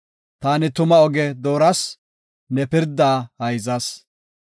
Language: Gofa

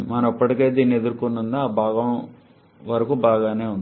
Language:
Telugu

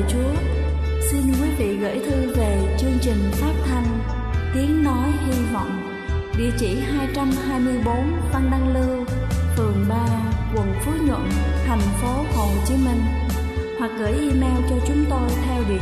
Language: Vietnamese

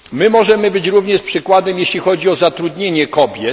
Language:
Polish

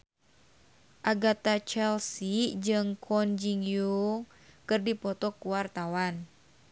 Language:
Sundanese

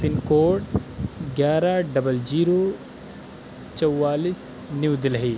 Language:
Urdu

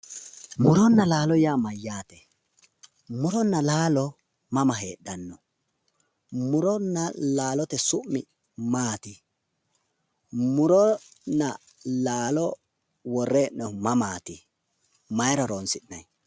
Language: Sidamo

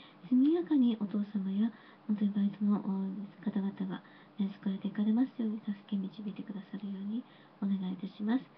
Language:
Japanese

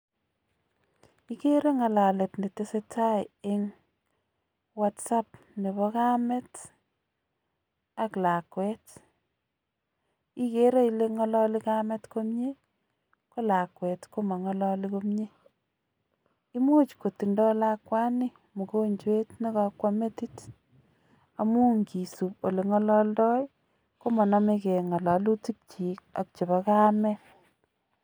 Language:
Kalenjin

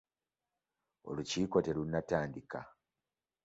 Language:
Ganda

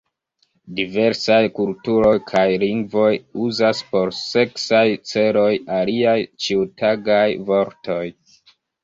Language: Esperanto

